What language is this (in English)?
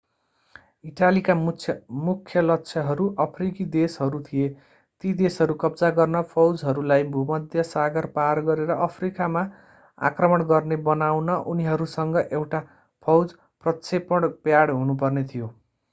Nepali